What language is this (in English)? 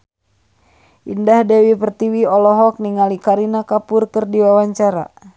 Sundanese